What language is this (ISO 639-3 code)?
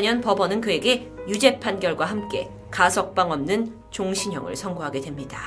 kor